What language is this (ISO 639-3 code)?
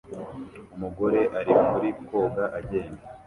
kin